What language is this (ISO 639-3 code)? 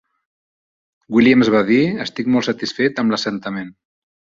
cat